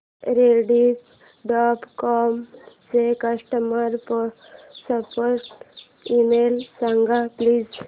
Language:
Marathi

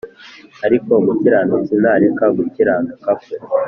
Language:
Kinyarwanda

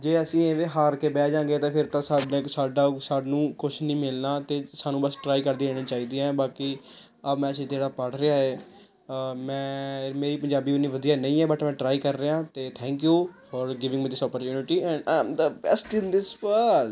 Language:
Punjabi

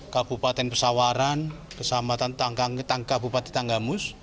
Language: Indonesian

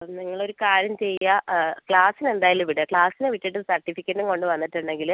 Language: Malayalam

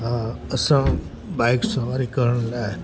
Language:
Sindhi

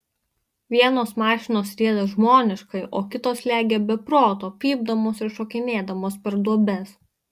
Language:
Lithuanian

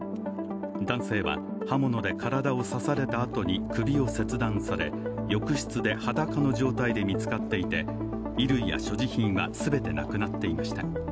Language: Japanese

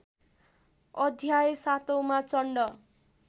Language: Nepali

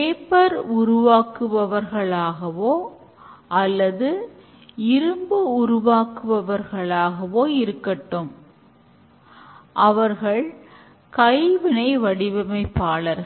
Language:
Tamil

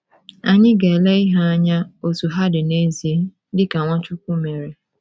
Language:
Igbo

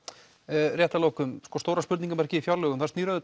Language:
Icelandic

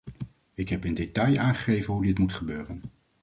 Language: Dutch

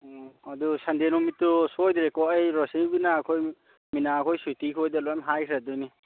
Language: Manipuri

